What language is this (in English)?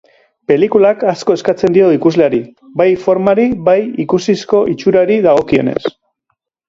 Basque